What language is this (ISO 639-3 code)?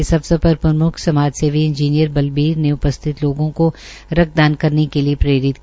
hin